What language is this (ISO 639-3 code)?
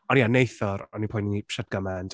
cym